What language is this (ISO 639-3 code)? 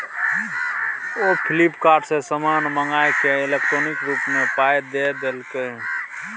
mai